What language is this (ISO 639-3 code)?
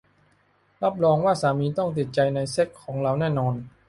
tha